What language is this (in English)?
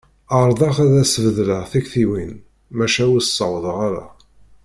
Kabyle